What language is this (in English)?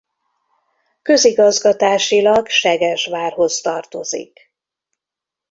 Hungarian